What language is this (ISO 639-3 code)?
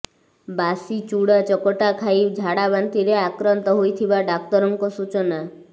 ori